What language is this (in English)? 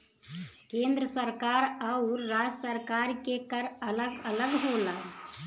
Bhojpuri